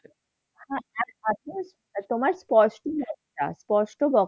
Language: Bangla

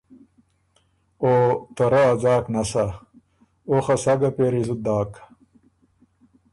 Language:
Ormuri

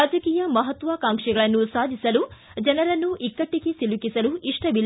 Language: Kannada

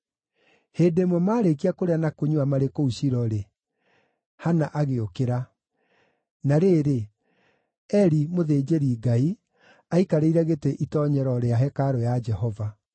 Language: Kikuyu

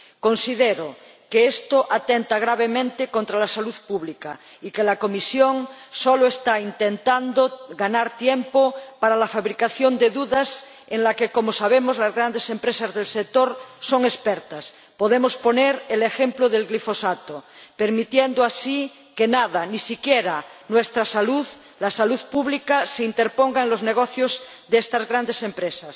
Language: Spanish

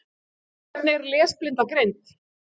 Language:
Icelandic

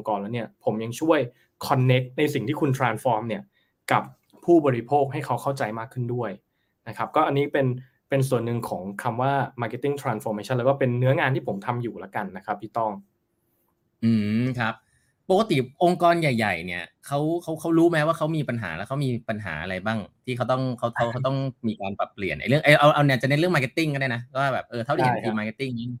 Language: Thai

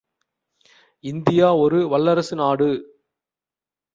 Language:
Tamil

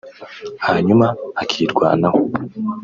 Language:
Kinyarwanda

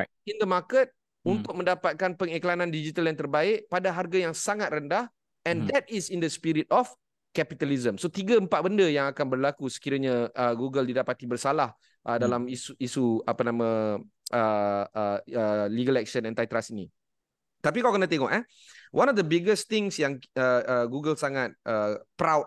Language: Malay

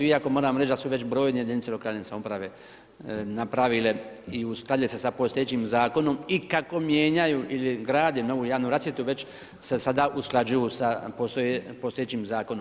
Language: Croatian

